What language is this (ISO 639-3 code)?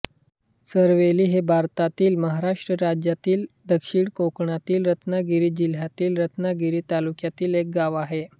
mar